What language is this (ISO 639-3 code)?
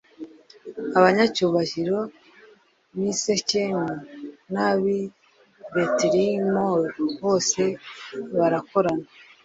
kin